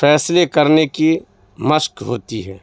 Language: Urdu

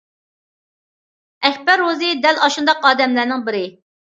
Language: Uyghur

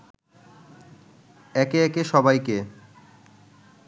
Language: Bangla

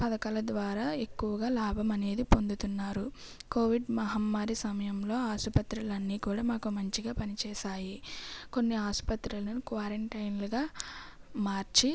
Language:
Telugu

